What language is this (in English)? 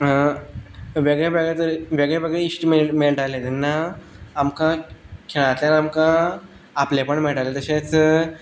Konkani